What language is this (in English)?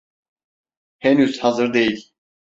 Turkish